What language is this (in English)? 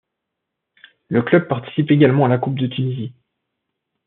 French